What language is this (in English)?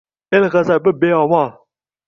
Uzbek